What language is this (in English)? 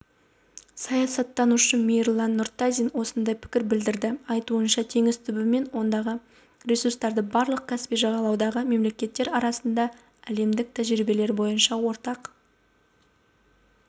Kazakh